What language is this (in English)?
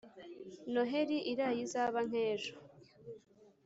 Kinyarwanda